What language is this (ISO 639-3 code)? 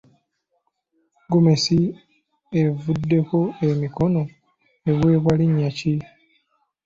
lug